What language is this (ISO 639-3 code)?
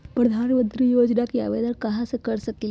mag